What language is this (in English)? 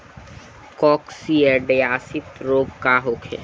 Bhojpuri